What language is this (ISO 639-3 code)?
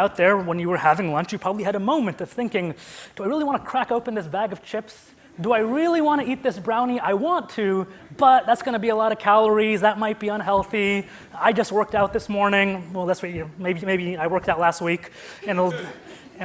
eng